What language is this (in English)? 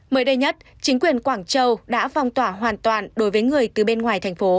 Vietnamese